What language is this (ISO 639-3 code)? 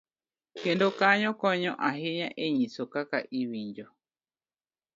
luo